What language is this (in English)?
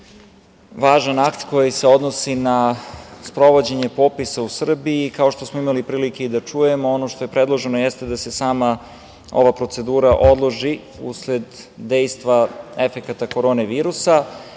Serbian